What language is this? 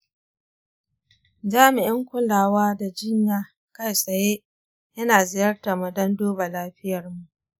Hausa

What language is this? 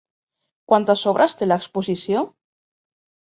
Catalan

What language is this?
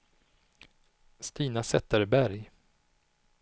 Swedish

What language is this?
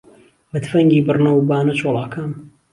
Central Kurdish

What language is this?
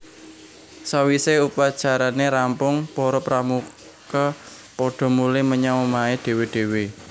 Javanese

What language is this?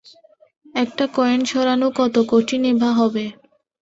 Bangla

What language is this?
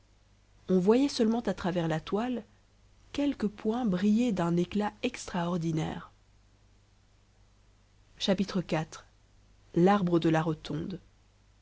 French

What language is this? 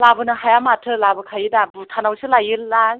Bodo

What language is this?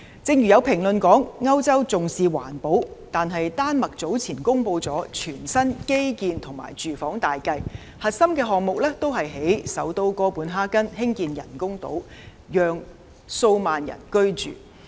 Cantonese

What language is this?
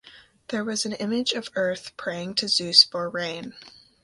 English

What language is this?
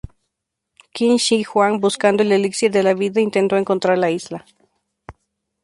Spanish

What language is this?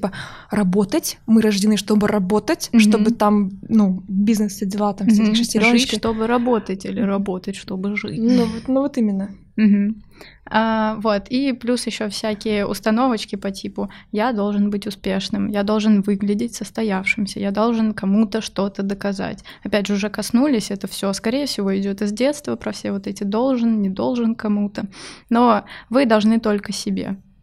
Russian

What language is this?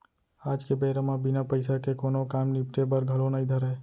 Chhattisgarhi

